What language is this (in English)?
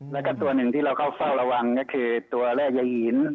Thai